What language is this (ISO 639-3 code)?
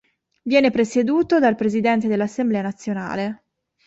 ita